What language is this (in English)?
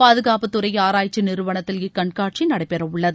Tamil